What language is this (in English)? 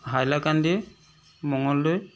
Assamese